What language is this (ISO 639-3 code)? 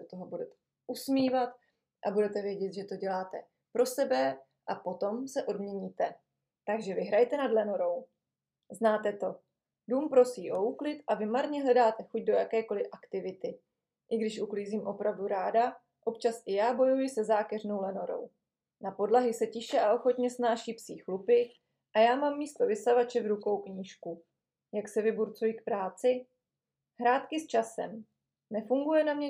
ces